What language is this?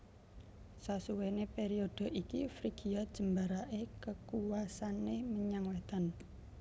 Javanese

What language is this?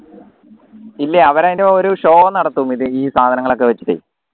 Malayalam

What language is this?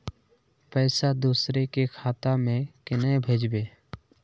Magahi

